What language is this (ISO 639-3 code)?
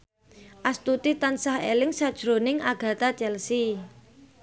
jav